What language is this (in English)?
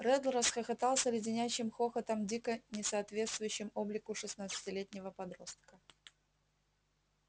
Russian